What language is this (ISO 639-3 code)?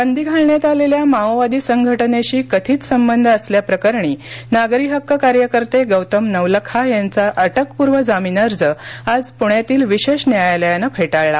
mar